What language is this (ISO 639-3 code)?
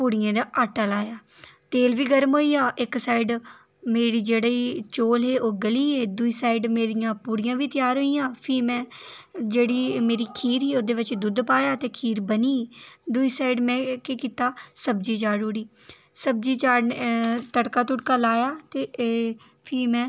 doi